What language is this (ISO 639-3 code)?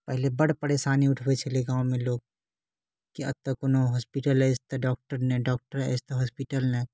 mai